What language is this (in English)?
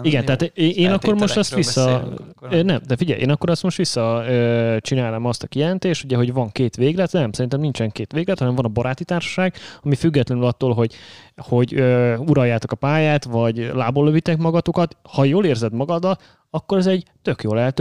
Hungarian